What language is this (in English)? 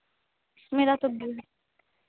Hindi